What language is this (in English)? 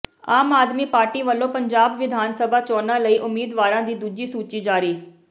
Punjabi